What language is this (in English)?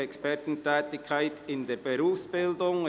Swiss German